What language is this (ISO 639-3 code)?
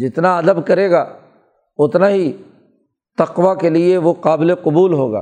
urd